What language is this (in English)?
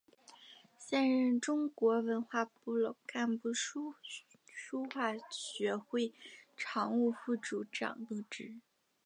Chinese